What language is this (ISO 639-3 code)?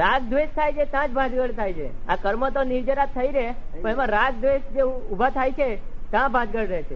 guj